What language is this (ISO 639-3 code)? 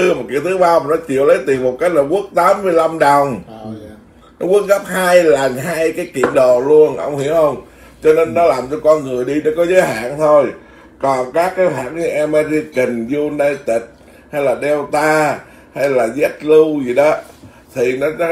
vie